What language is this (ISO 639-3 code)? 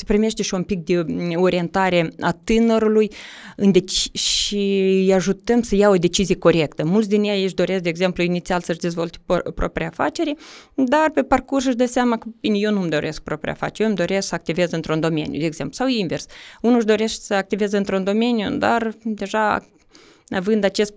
ron